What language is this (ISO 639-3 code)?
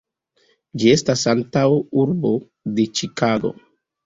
epo